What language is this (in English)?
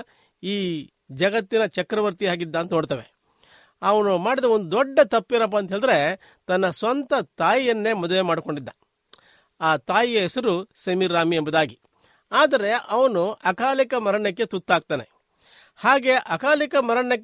Kannada